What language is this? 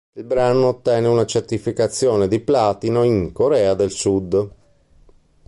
Italian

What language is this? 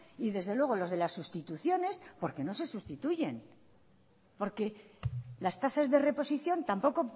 Spanish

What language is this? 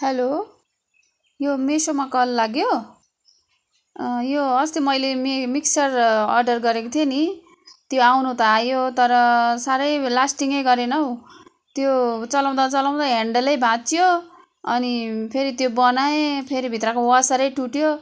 Nepali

